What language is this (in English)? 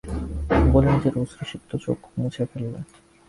Bangla